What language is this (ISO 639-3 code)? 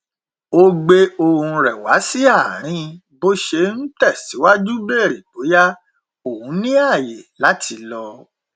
yor